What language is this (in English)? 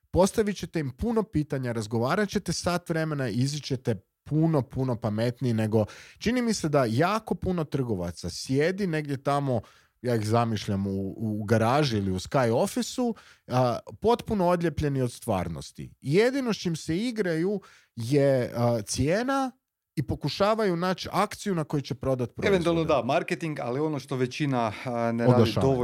Croatian